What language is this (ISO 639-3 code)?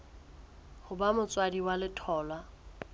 sot